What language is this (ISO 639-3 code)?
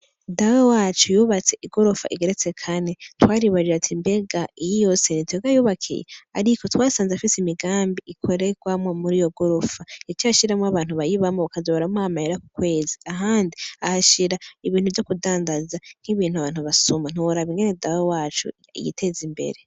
run